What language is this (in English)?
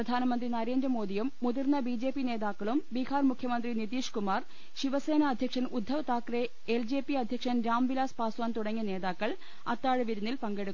Malayalam